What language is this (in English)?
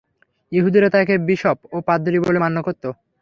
Bangla